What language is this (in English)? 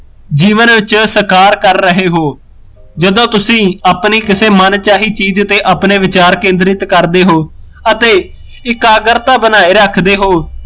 Punjabi